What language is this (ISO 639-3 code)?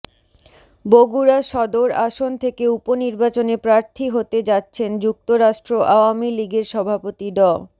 ben